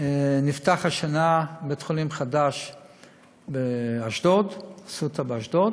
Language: Hebrew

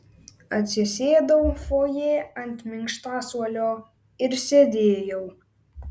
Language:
Lithuanian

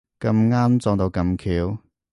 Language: Cantonese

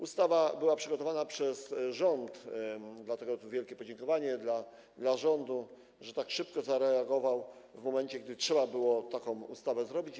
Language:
Polish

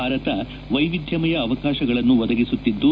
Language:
Kannada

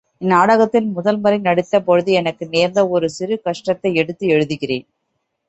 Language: Tamil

